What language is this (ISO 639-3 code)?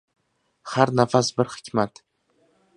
uzb